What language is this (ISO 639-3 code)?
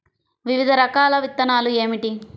tel